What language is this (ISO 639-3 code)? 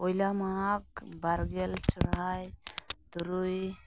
sat